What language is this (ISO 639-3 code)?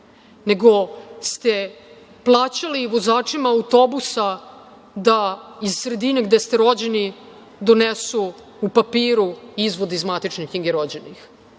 srp